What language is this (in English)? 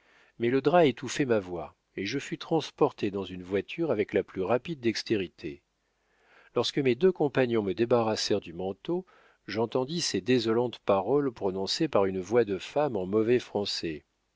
French